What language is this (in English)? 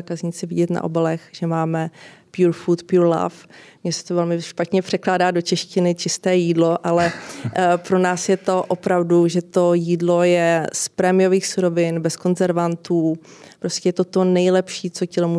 Czech